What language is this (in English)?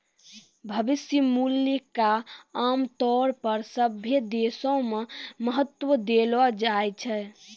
Maithili